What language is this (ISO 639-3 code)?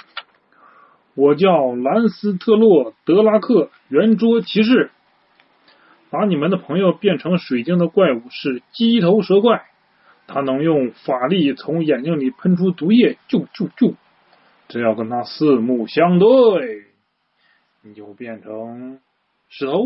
zho